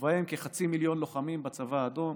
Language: Hebrew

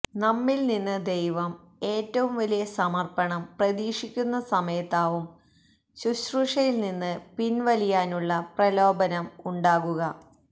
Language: Malayalam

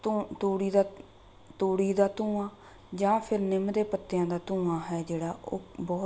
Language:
Punjabi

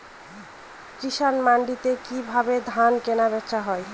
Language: Bangla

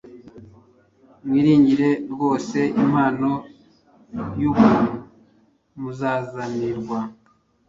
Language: Kinyarwanda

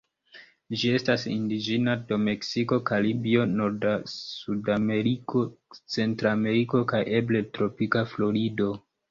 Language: Esperanto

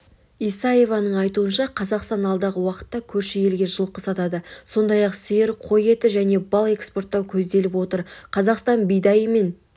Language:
Kazakh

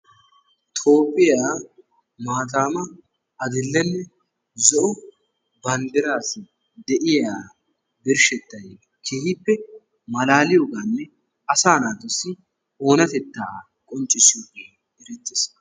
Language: Wolaytta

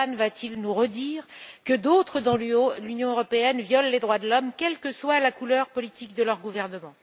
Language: French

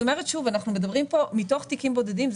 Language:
Hebrew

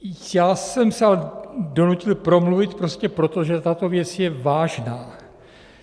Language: Czech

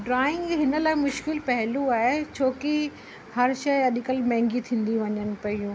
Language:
Sindhi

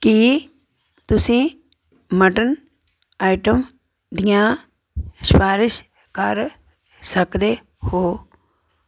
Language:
Punjabi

